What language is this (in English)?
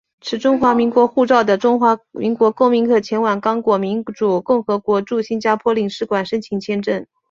Chinese